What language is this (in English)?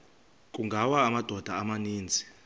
Xhosa